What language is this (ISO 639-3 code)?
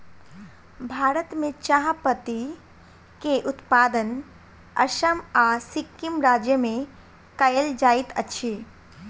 mai